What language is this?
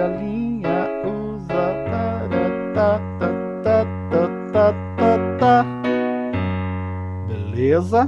Portuguese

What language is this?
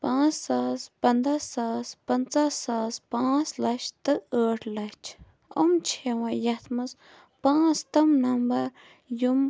Kashmiri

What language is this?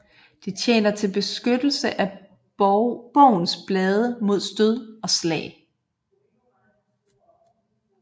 Danish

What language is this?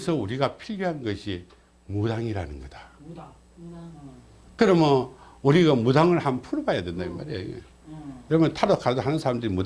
Korean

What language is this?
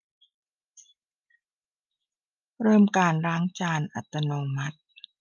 Thai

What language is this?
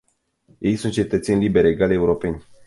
Romanian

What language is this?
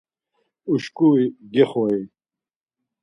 Laz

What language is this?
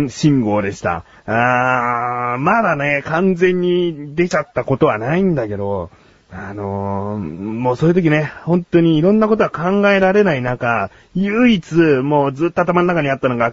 Japanese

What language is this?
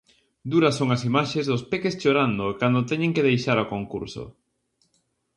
Galician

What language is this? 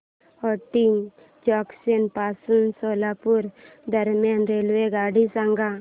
Marathi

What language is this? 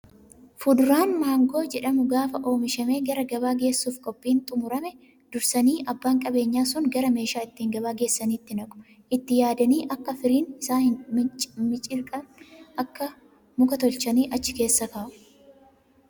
Oromo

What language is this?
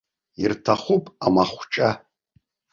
Abkhazian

